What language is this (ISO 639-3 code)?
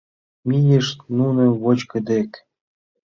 chm